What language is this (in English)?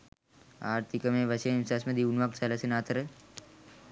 Sinhala